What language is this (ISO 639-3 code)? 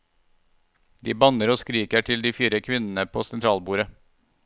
nor